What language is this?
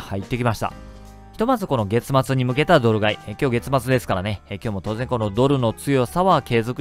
Japanese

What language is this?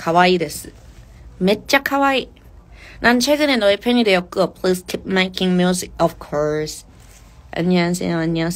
Korean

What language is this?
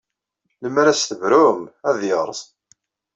Kabyle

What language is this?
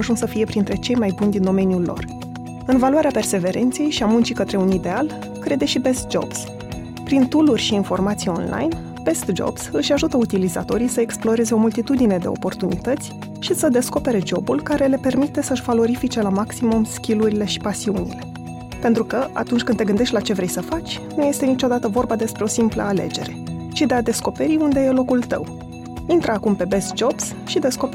Romanian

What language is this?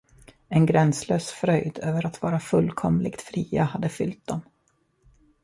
Swedish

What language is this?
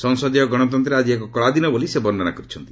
Odia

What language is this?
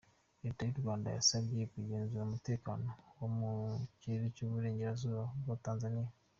Kinyarwanda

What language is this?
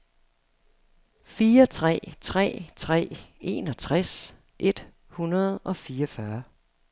Danish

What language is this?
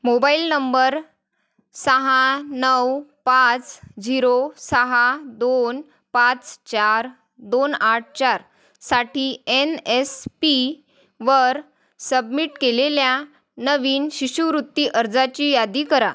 Marathi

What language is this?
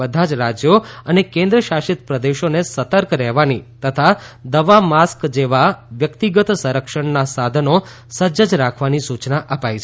Gujarati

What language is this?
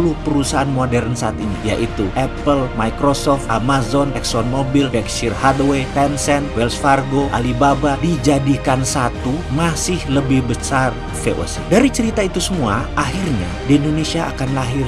Indonesian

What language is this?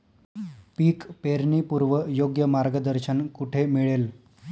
Marathi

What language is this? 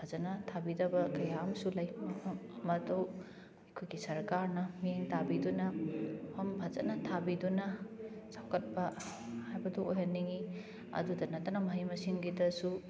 Manipuri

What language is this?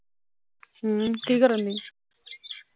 Punjabi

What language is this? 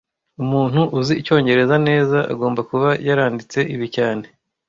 Kinyarwanda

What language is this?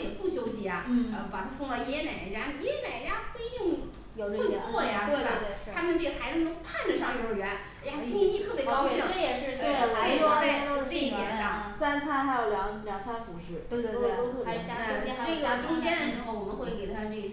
Chinese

